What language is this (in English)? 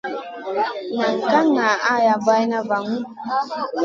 Masana